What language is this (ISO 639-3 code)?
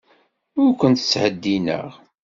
kab